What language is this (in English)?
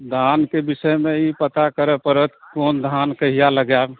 Maithili